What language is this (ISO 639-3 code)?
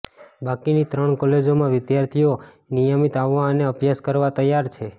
guj